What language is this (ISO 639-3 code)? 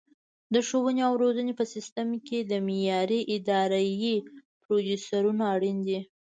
pus